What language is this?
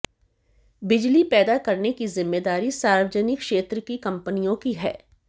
Hindi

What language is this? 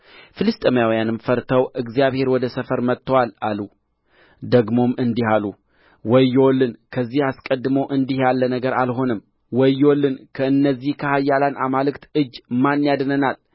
Amharic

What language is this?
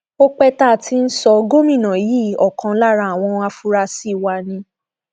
Yoruba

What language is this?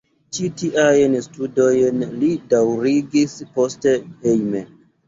Esperanto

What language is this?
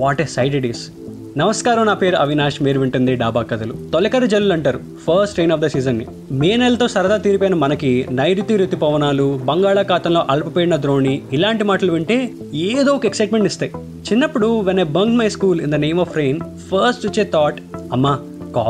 Telugu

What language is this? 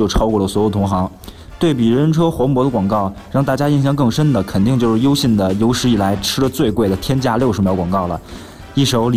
Chinese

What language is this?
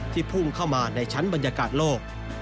Thai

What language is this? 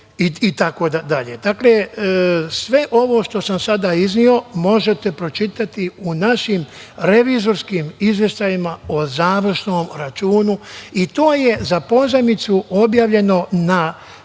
Serbian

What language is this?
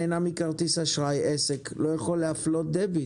Hebrew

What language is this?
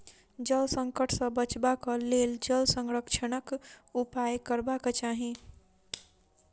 Maithili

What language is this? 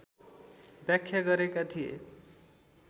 Nepali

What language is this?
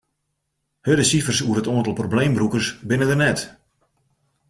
Western Frisian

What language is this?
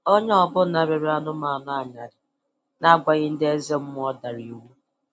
Igbo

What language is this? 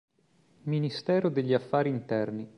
Italian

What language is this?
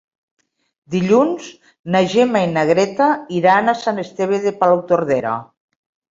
Catalan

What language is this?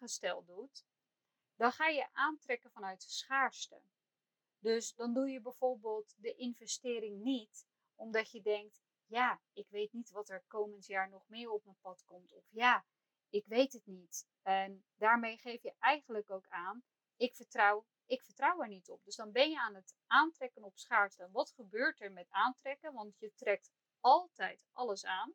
Dutch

